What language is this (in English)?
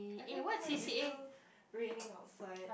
English